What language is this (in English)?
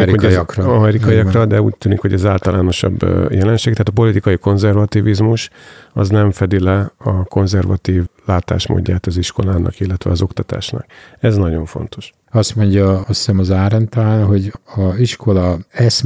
Hungarian